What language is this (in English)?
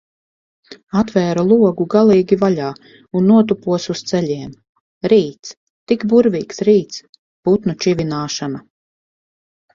Latvian